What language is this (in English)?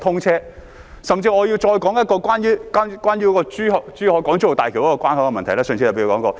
Cantonese